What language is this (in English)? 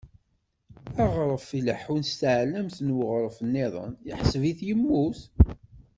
Kabyle